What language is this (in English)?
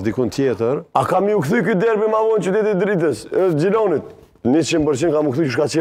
Romanian